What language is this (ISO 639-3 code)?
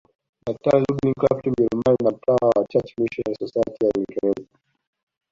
swa